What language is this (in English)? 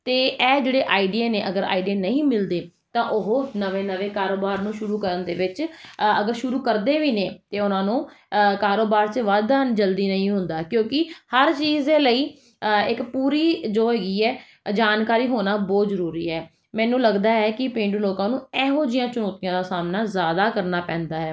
Punjabi